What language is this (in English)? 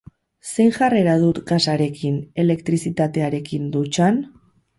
Basque